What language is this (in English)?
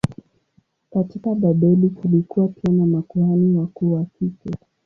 Swahili